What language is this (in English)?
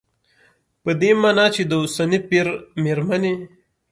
Pashto